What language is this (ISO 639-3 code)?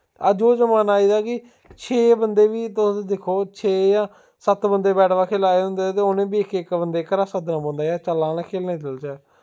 doi